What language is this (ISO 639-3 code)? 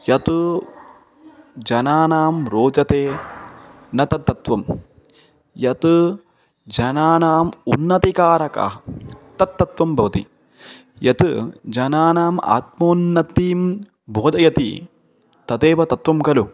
san